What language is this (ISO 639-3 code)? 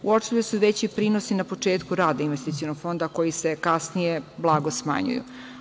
srp